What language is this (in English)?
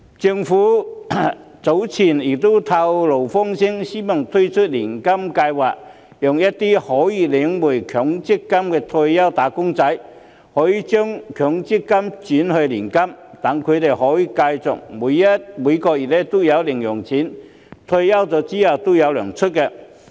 Cantonese